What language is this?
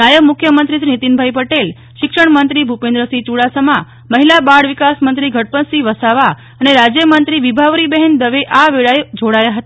Gujarati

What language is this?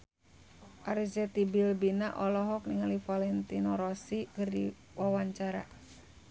Sundanese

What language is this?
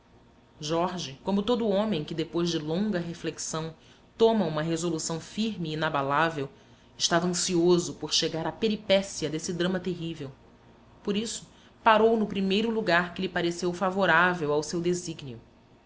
Portuguese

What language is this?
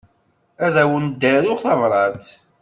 Kabyle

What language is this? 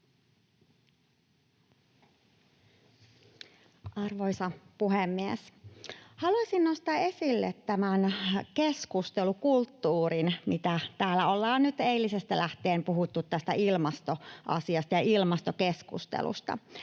Finnish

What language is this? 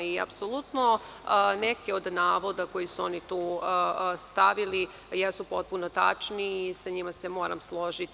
Serbian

